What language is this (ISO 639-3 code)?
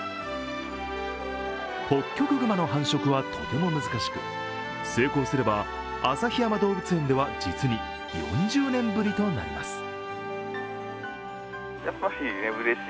jpn